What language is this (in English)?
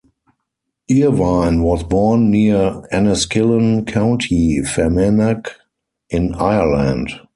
English